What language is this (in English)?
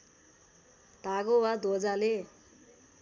Nepali